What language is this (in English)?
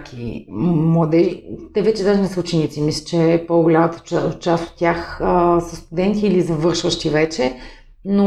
Bulgarian